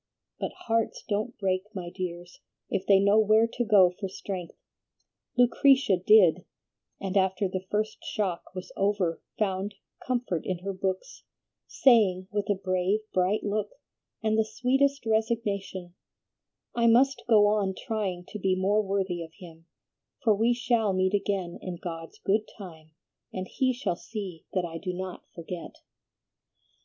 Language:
English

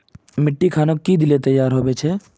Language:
Magahi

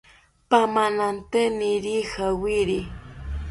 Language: South Ucayali Ashéninka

